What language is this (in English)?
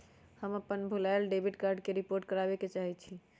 Magahi